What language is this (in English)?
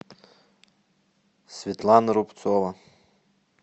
Russian